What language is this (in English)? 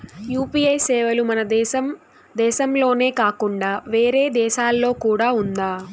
Telugu